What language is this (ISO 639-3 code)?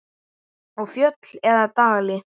isl